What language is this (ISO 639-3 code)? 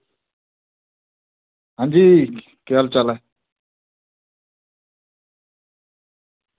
doi